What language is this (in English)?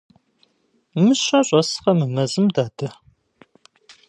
Kabardian